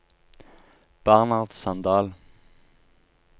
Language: Norwegian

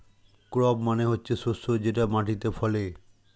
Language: Bangla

